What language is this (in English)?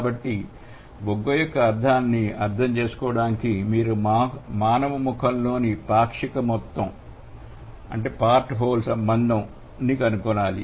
Telugu